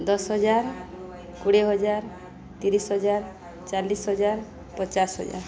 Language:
Odia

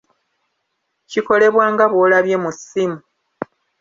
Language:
Ganda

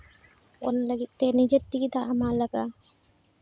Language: Santali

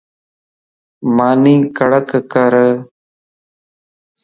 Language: Lasi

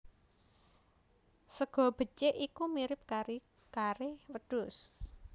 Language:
Javanese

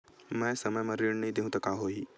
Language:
Chhattisgarhi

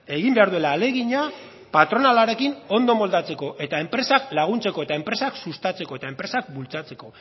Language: Basque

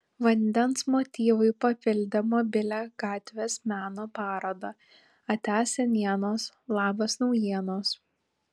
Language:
Lithuanian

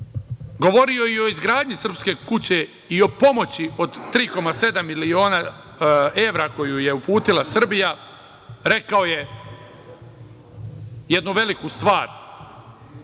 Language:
Serbian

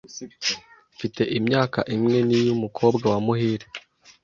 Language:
Kinyarwanda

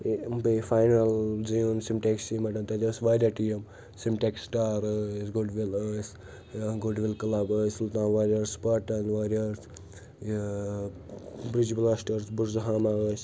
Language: Kashmiri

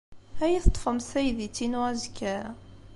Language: Kabyle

